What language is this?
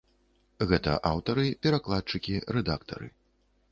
Belarusian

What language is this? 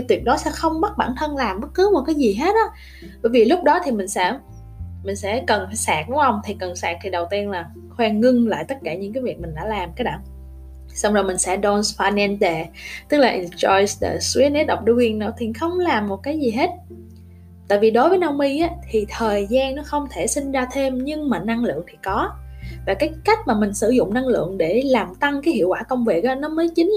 Vietnamese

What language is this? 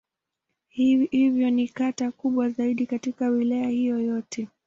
Swahili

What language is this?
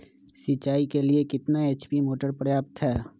Magahi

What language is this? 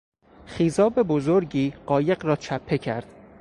Persian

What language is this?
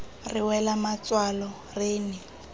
Tswana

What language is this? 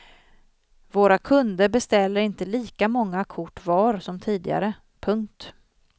Swedish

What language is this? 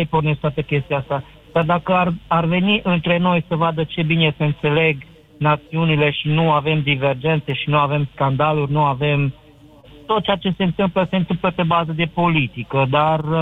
Romanian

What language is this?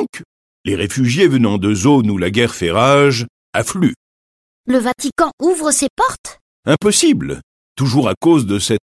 French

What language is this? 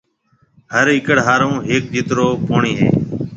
Marwari (Pakistan)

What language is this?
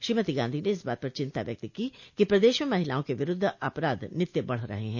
Hindi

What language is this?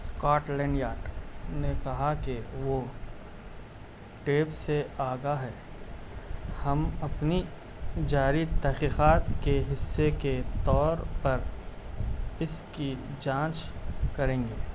Urdu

